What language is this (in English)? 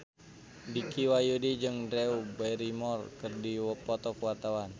Sundanese